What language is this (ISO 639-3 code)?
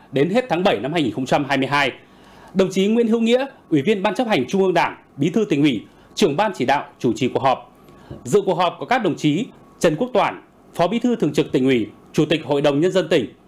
vie